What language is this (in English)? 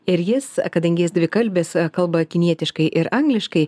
Lithuanian